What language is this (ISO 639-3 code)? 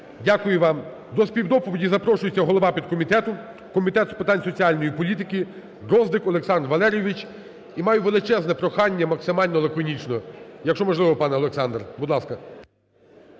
ukr